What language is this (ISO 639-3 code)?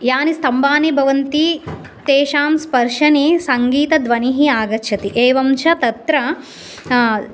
san